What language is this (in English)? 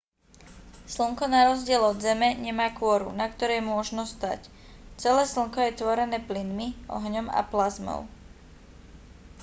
Slovak